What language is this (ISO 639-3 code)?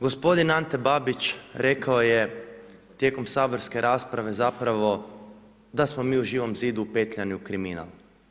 hrv